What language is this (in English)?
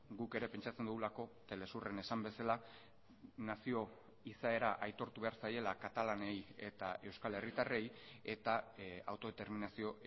Basque